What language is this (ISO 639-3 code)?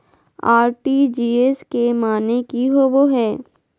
mag